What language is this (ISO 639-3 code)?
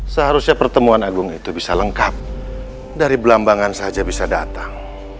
ind